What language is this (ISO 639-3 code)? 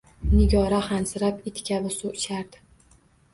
uzb